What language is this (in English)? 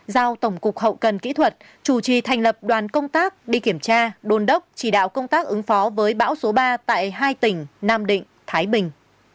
Vietnamese